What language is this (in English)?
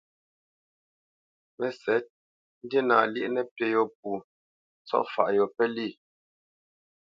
Bamenyam